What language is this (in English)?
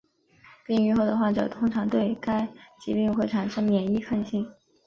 Chinese